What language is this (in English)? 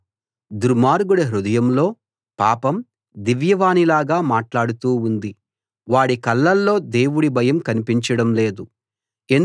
Telugu